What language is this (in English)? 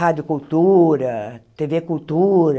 Portuguese